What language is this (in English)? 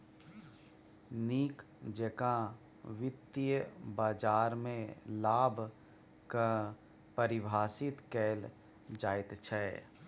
Maithili